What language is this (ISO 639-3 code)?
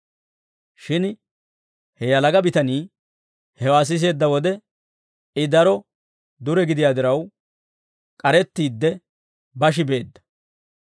dwr